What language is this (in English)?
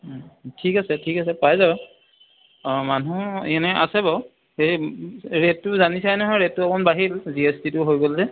Assamese